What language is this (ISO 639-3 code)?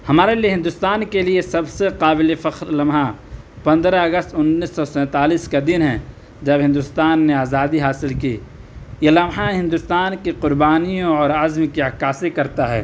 urd